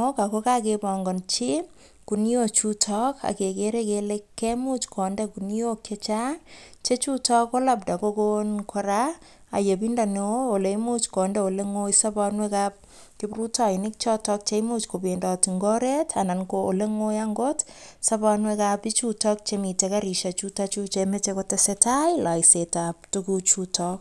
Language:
Kalenjin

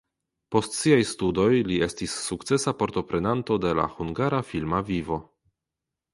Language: Esperanto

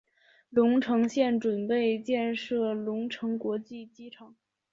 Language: Chinese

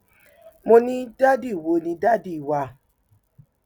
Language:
Yoruba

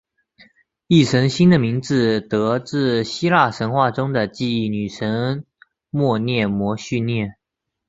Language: Chinese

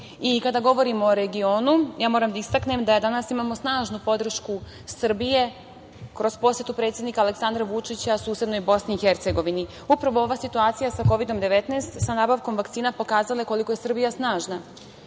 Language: Serbian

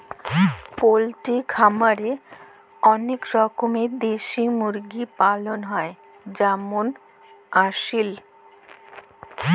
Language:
Bangla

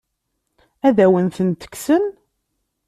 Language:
Kabyle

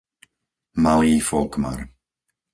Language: Slovak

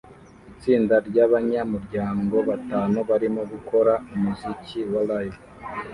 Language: Kinyarwanda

